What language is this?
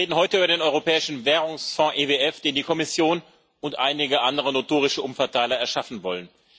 German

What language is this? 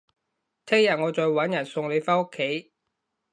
Cantonese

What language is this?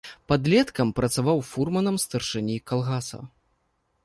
Belarusian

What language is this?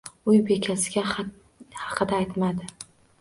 Uzbek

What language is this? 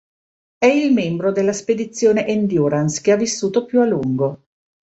Italian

